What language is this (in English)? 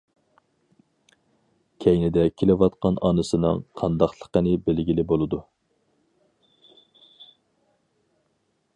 Uyghur